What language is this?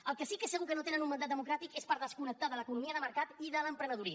Catalan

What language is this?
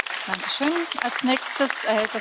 Hungarian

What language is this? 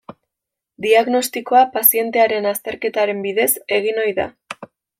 Basque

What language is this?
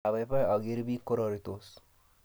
Kalenjin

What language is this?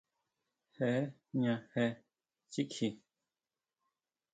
Huautla Mazatec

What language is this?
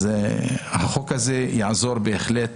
Hebrew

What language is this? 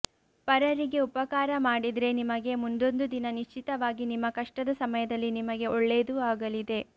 Kannada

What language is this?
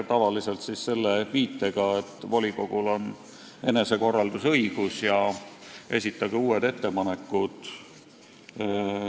Estonian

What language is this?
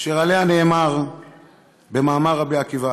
Hebrew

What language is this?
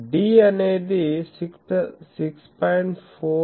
Telugu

